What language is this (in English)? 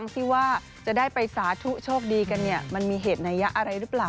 Thai